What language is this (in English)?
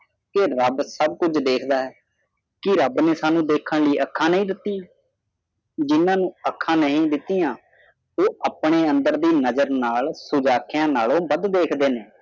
Punjabi